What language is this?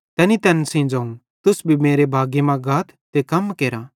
Bhadrawahi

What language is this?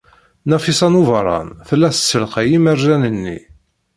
Kabyle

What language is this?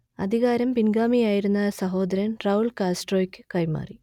Malayalam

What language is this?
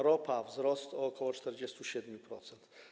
Polish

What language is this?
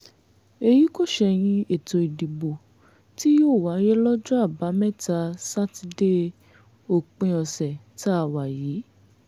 Yoruba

